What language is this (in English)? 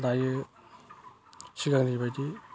Bodo